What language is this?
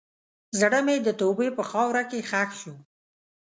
Pashto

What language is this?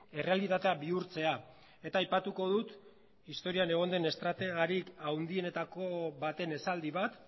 Basque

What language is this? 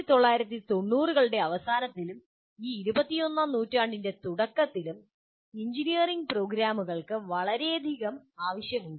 Malayalam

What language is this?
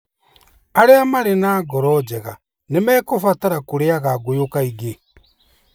Kikuyu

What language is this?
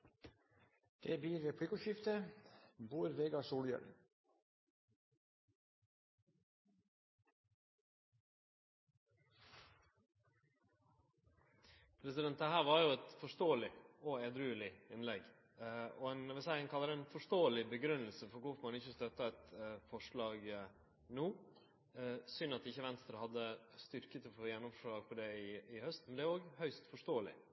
Norwegian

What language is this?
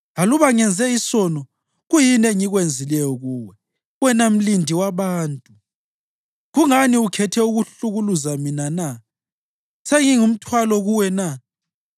North Ndebele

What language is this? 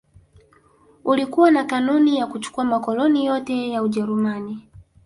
Swahili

